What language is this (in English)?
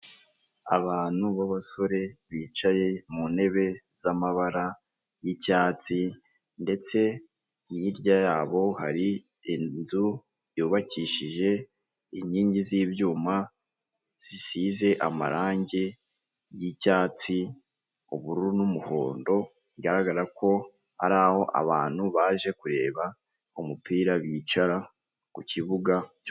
Kinyarwanda